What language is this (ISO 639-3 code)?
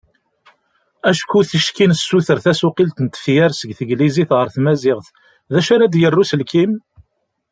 kab